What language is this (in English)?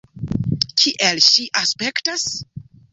Esperanto